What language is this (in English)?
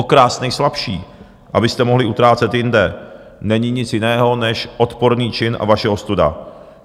Czech